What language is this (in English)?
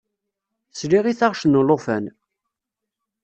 Kabyle